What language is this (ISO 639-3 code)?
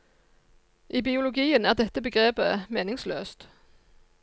nor